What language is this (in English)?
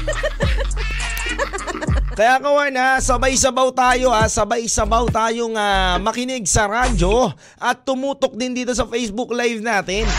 Filipino